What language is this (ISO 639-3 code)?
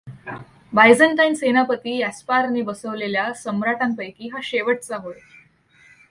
mar